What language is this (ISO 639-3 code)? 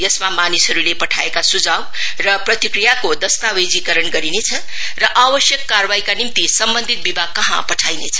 nep